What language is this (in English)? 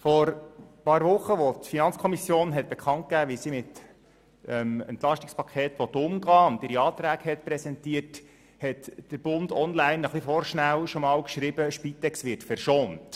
Swiss German